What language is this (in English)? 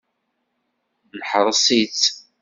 Kabyle